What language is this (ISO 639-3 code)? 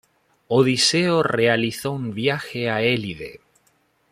spa